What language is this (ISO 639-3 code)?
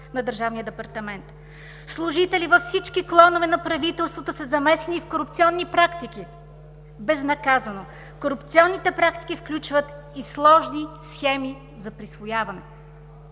bul